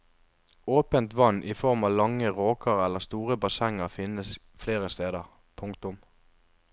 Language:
Norwegian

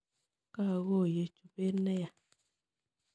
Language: Kalenjin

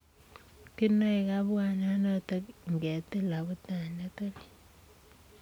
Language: Kalenjin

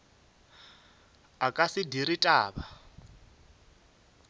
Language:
Northern Sotho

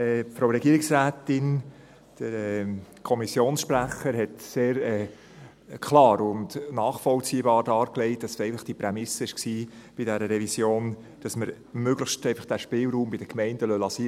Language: Swiss German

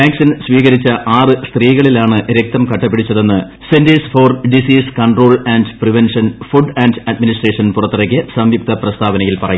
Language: Malayalam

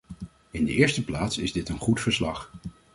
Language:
Dutch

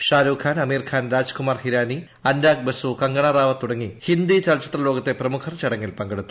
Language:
Malayalam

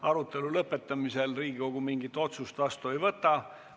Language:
Estonian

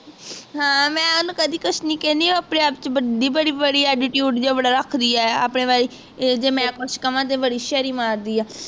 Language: Punjabi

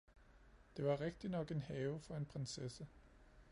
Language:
Danish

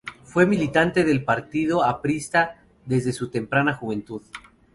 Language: Spanish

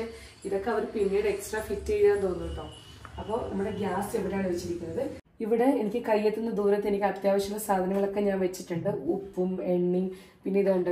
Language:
Malayalam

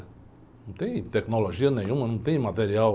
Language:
Portuguese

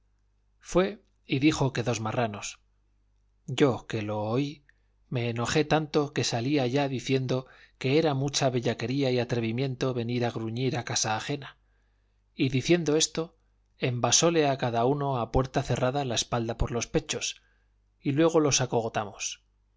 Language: Spanish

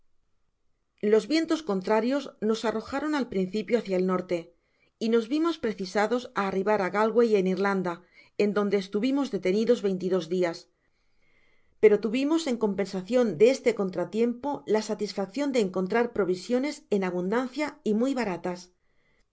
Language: Spanish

